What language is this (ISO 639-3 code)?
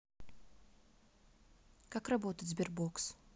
rus